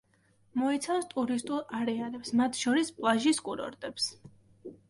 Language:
Georgian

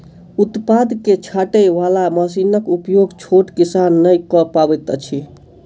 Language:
Maithili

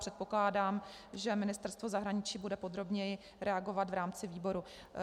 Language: Czech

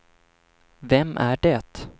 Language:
Swedish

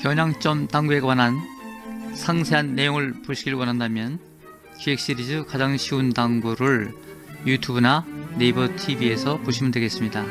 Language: Korean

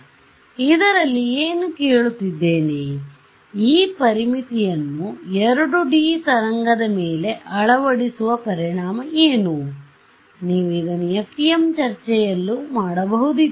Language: Kannada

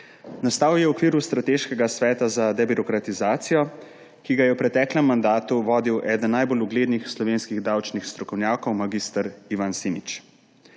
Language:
Slovenian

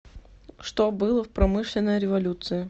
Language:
Russian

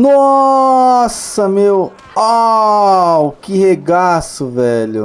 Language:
Portuguese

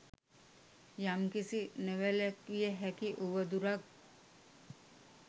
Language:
Sinhala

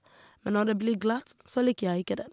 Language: Norwegian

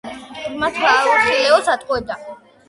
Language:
Georgian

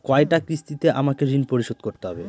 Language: Bangla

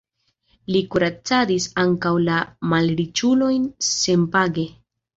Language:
Esperanto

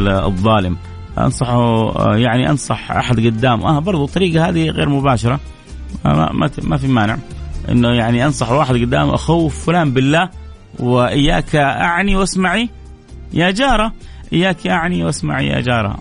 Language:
Arabic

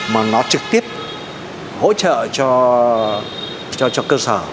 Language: Vietnamese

